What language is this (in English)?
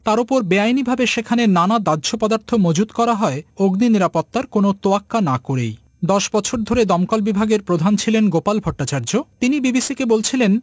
Bangla